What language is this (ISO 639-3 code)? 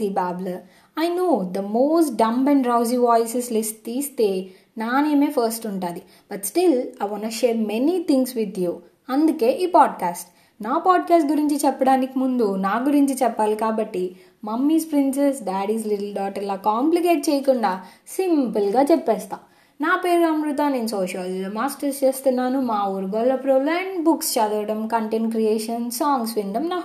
tel